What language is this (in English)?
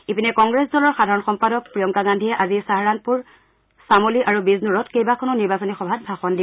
Assamese